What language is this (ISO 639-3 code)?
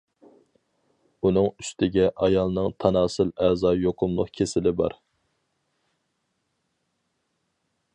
uig